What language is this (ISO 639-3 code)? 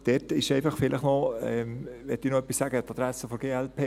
gsw